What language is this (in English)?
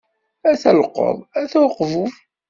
Kabyle